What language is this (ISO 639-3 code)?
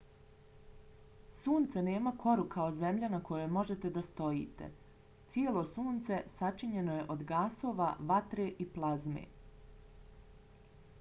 bos